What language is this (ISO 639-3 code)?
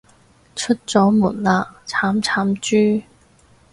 yue